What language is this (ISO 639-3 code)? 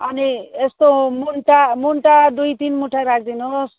nep